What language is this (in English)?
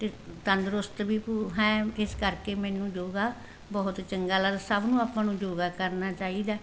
Punjabi